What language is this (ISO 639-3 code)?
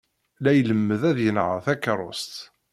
kab